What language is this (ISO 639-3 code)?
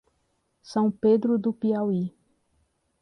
por